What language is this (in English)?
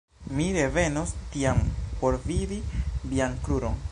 Esperanto